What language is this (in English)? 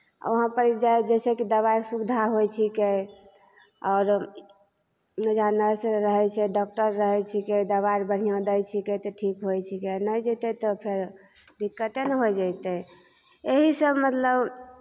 Maithili